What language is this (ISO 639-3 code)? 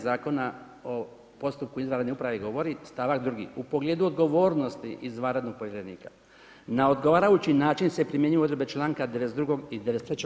hrv